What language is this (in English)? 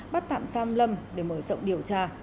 Vietnamese